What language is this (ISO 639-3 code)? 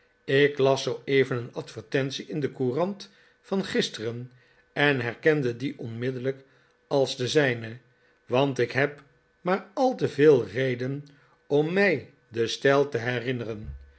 nld